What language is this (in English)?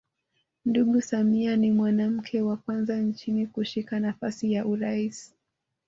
Swahili